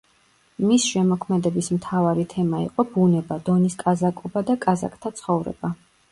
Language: Georgian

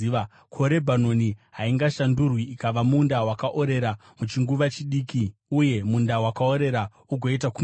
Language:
Shona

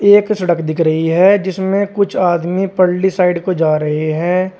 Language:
Hindi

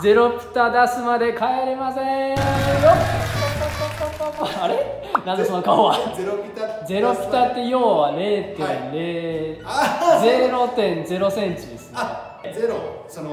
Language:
Japanese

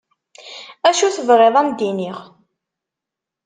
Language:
Kabyle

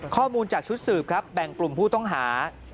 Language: Thai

